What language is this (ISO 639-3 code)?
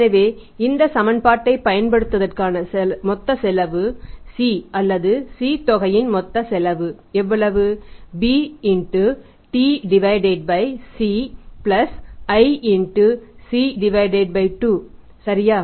tam